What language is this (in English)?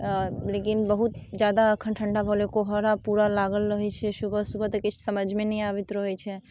Maithili